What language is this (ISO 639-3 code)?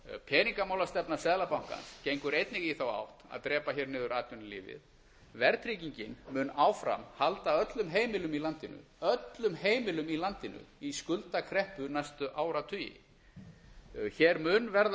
isl